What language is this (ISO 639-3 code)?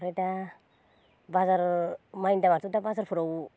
brx